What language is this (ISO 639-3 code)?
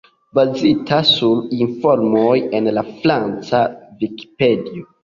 epo